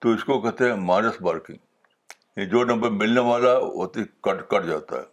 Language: Urdu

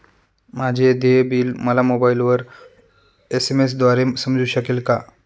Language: Marathi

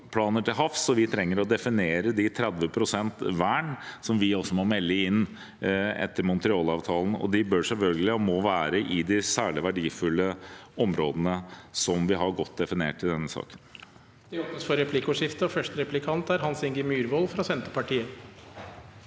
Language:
Norwegian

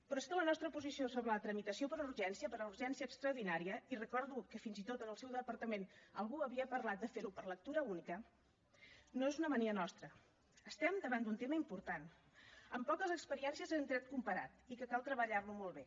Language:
Catalan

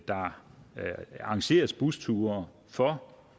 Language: Danish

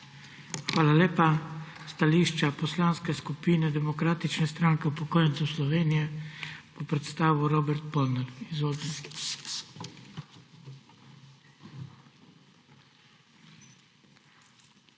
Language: Slovenian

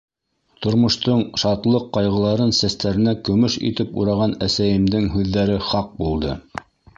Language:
Bashkir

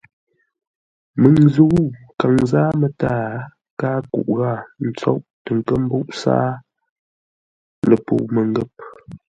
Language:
Ngombale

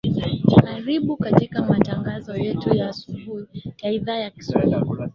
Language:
Swahili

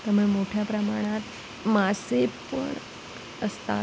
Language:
Marathi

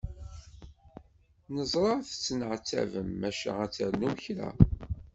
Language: Kabyle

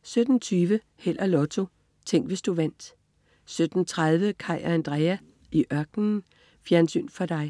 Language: Danish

